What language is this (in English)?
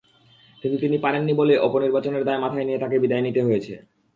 Bangla